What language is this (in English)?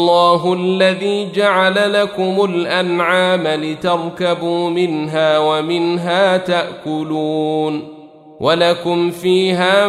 Arabic